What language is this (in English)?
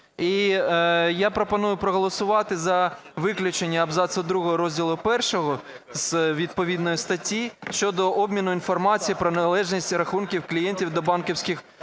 Ukrainian